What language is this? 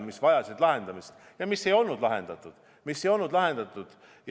Estonian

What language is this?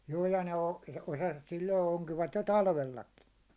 Finnish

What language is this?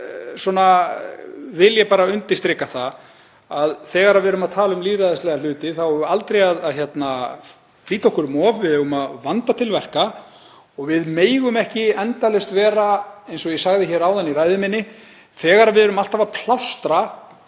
Icelandic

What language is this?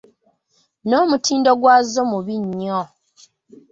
Ganda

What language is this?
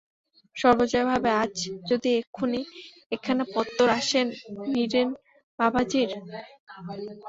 Bangla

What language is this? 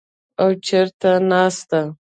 Pashto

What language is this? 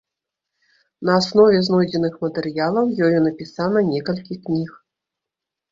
Belarusian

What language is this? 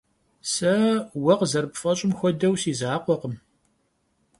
Kabardian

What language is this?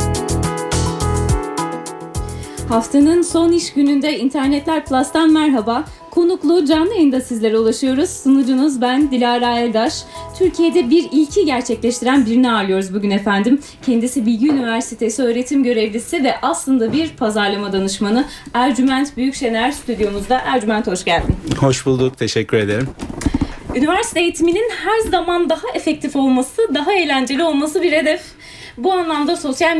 Turkish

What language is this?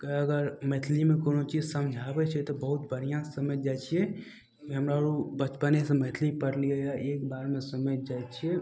Maithili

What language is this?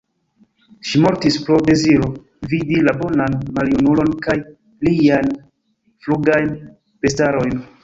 Esperanto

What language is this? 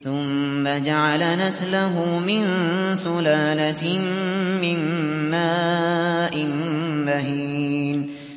Arabic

